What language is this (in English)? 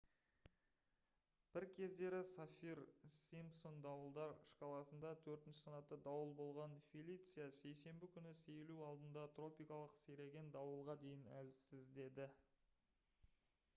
Kazakh